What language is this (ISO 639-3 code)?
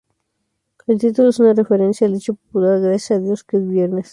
spa